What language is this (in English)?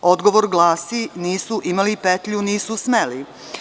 Serbian